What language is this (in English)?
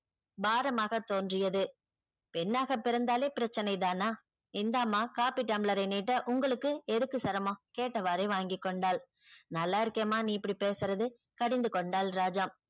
Tamil